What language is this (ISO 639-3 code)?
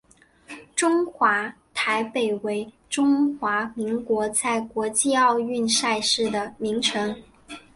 zho